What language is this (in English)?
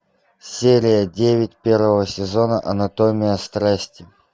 Russian